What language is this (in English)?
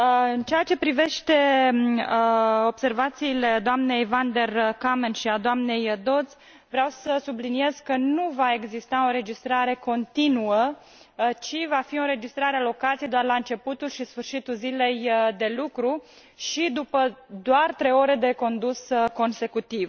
Romanian